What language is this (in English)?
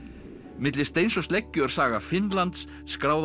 Icelandic